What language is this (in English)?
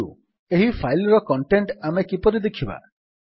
Odia